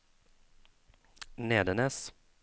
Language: Norwegian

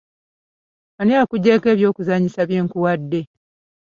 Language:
Ganda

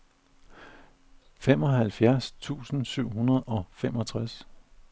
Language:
Danish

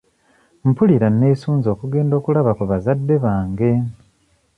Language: Ganda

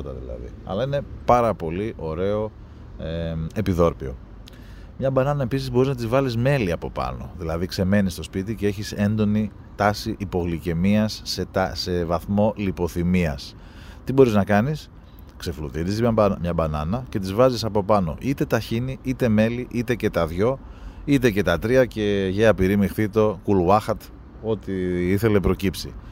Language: Greek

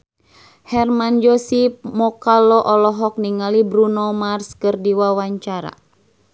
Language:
Sundanese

